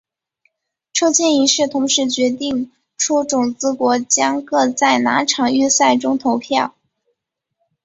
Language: Chinese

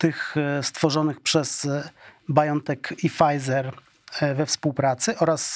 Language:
Polish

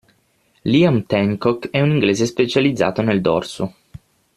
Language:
Italian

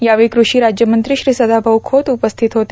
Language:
Marathi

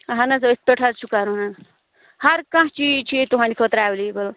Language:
Kashmiri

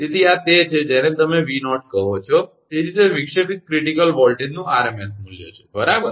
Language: Gujarati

